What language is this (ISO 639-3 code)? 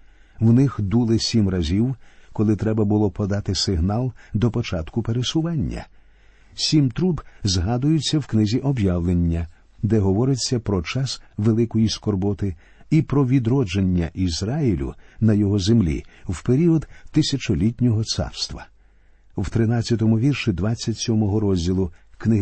ukr